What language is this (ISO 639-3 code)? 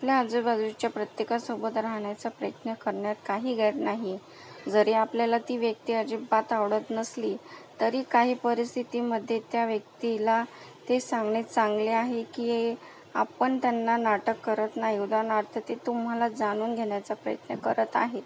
mar